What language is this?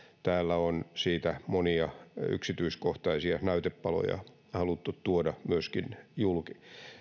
Finnish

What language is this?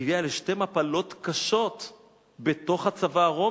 Hebrew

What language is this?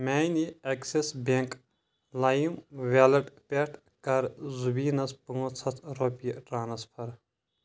Kashmiri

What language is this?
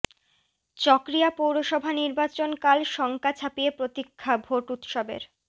Bangla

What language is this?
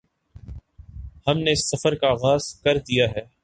Urdu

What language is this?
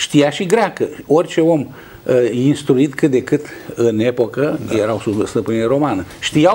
Romanian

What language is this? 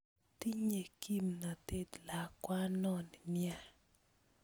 Kalenjin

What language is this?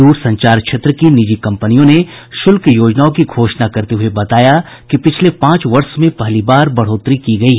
Hindi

